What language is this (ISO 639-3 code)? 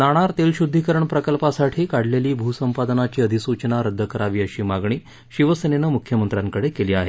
mar